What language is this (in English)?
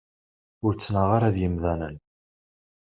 Kabyle